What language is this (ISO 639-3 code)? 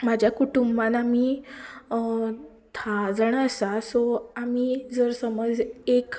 kok